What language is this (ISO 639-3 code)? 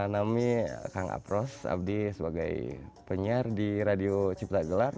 ind